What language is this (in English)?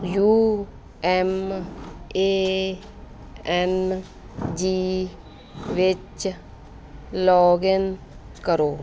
Punjabi